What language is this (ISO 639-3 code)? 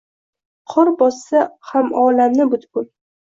uzb